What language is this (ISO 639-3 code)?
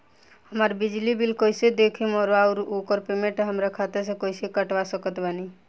bho